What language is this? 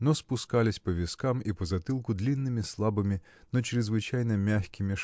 Russian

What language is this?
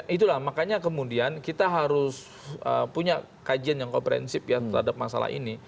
Indonesian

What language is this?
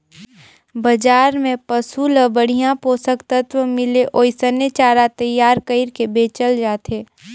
Chhattisgarhi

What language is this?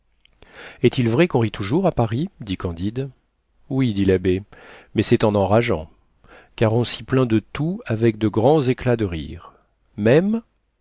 French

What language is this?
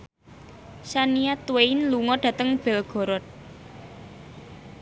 Javanese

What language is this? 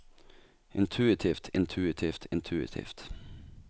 Norwegian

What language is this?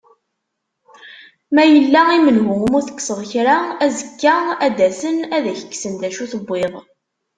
Kabyle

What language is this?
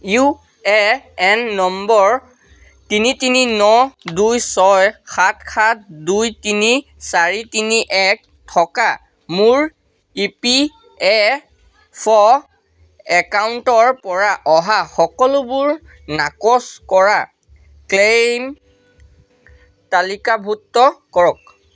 Assamese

